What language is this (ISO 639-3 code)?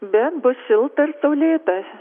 lit